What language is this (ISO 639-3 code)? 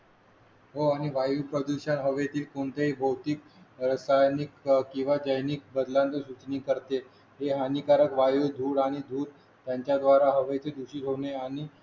mar